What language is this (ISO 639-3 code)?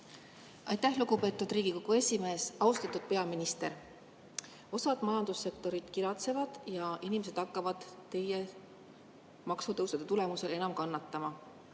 est